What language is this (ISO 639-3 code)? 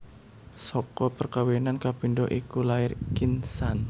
jav